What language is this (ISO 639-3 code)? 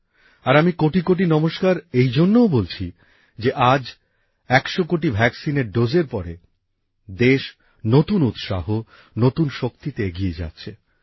ben